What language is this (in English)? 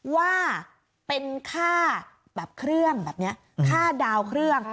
Thai